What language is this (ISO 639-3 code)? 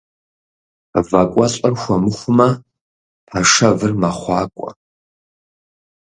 kbd